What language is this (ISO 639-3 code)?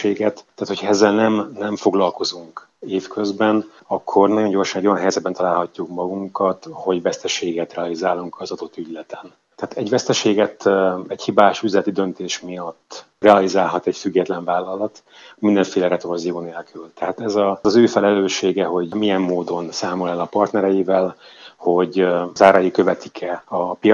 hun